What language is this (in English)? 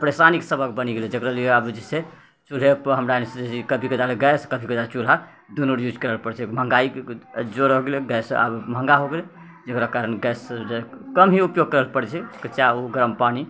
Maithili